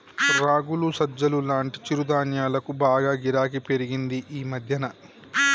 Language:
Telugu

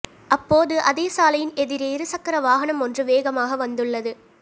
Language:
Tamil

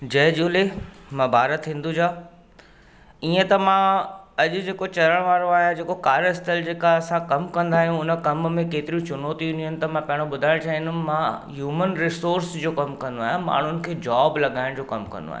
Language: Sindhi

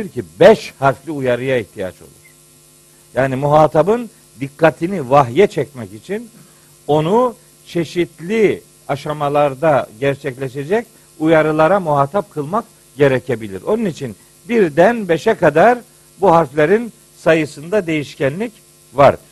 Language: Turkish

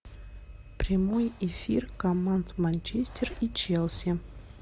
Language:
Russian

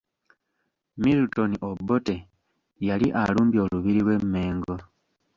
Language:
Ganda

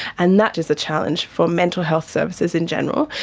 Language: English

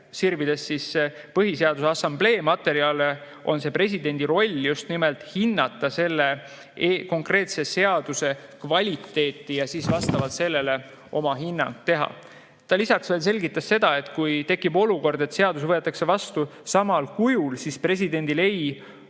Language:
Estonian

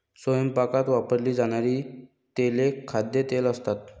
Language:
Marathi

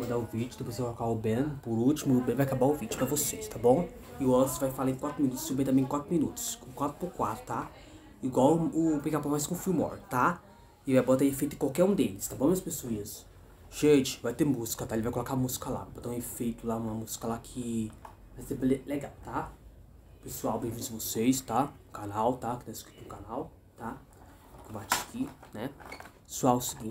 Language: Portuguese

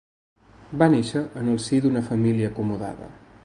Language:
Catalan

